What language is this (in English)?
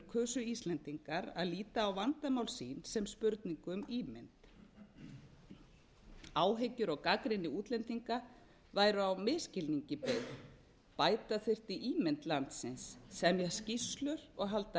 Icelandic